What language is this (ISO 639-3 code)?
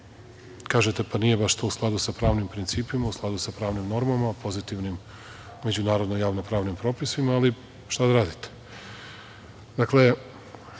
srp